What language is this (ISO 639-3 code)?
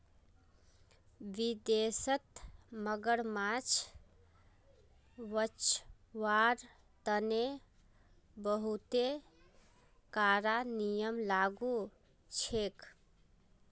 mag